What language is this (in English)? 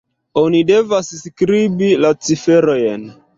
Esperanto